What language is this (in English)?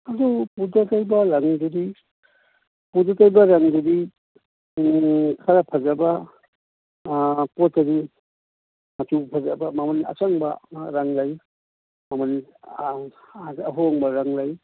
Manipuri